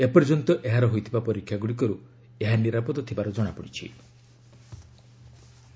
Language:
Odia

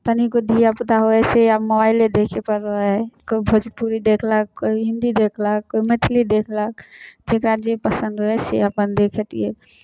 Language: Maithili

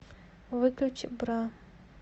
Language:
Russian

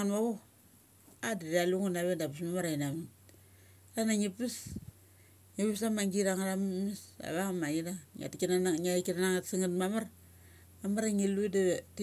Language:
Mali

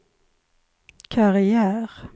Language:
Swedish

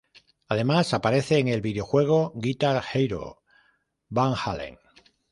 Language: Spanish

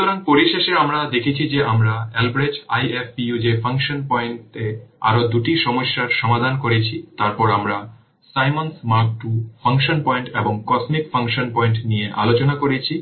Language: Bangla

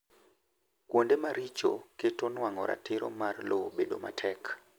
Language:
Luo (Kenya and Tanzania)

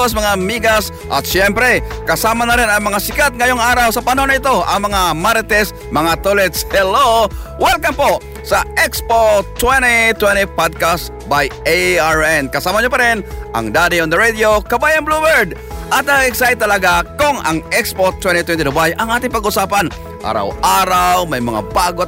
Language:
Filipino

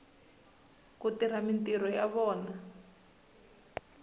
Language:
Tsonga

